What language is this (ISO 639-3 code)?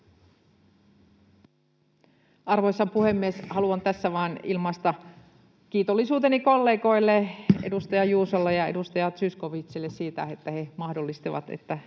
fin